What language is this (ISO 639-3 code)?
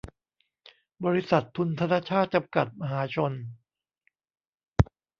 tha